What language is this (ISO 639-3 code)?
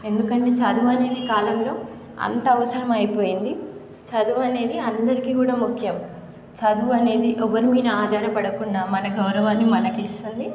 tel